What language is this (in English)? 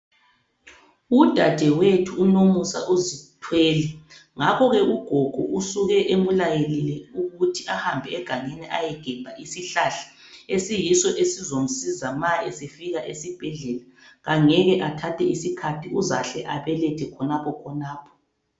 North Ndebele